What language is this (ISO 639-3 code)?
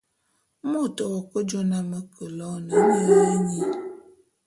bum